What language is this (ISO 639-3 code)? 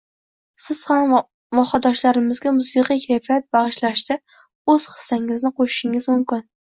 uzb